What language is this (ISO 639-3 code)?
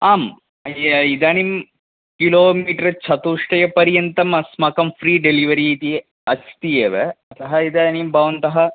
san